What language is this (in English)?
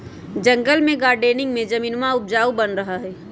Magahi